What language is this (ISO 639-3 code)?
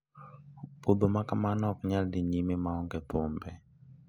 luo